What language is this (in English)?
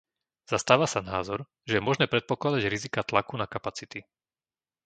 Slovak